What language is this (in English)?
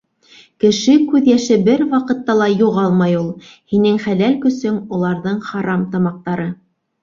Bashkir